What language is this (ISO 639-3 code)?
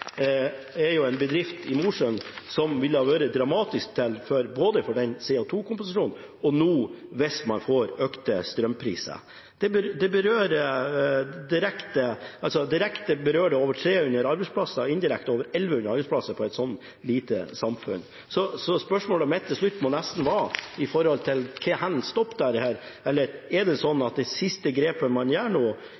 nob